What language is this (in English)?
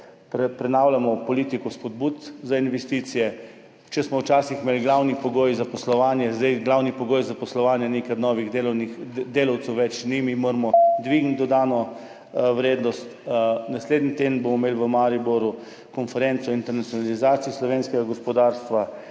Slovenian